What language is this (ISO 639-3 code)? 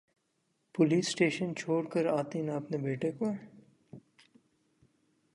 urd